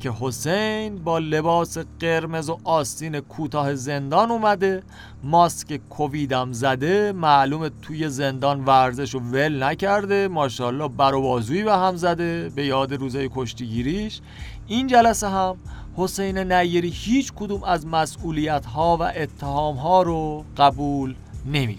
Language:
Persian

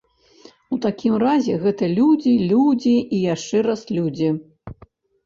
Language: Belarusian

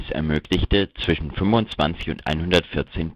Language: German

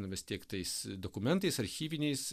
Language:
Lithuanian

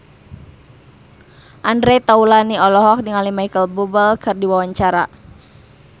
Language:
Sundanese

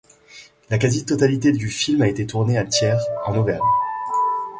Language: French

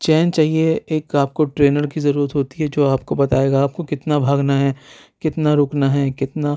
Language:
Urdu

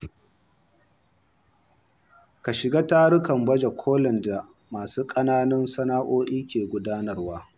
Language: Hausa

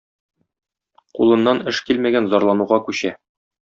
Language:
Tatar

